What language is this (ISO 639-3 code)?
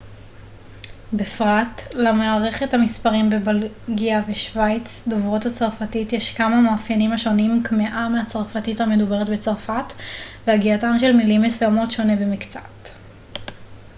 heb